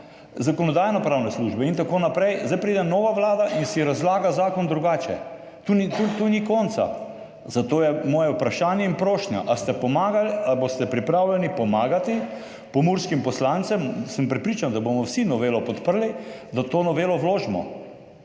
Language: Slovenian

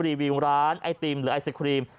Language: Thai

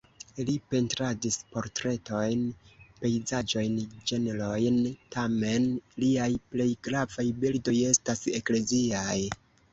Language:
Esperanto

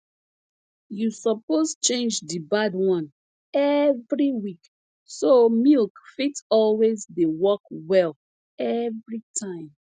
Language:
Nigerian Pidgin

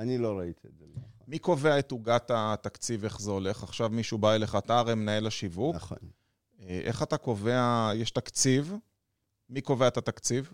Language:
Hebrew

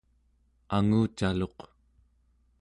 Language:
Central Yupik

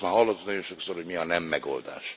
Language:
Hungarian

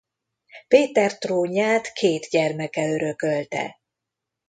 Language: Hungarian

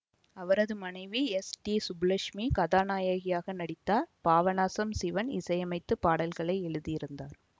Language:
Tamil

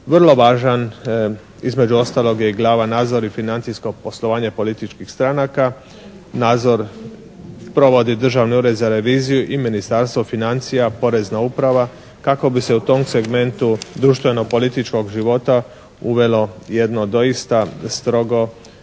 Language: Croatian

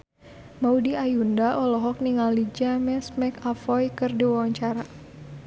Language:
Sundanese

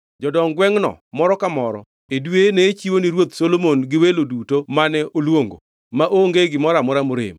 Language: Luo (Kenya and Tanzania)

